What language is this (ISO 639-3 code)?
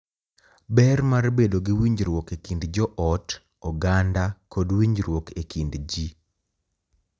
luo